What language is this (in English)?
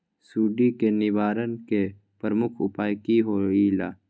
Magahi